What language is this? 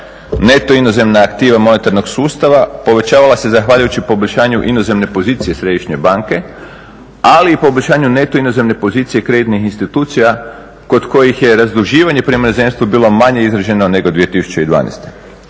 Croatian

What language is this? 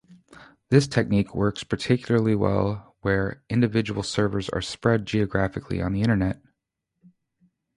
English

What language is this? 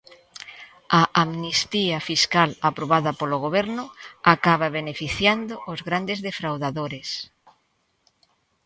Galician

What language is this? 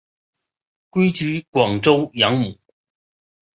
Chinese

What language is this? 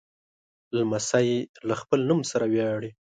Pashto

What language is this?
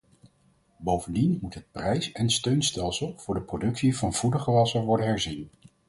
Dutch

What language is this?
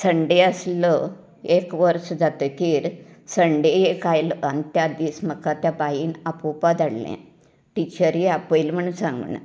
Konkani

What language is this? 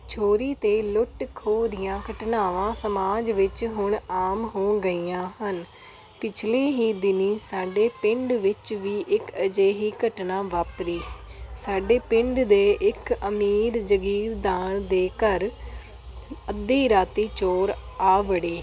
Punjabi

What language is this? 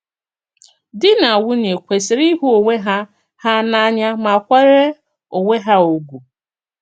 Igbo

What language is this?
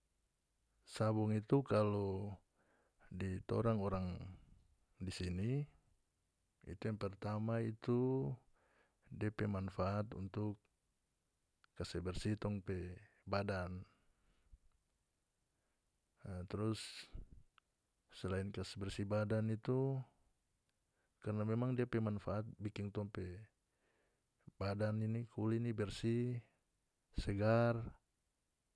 North Moluccan Malay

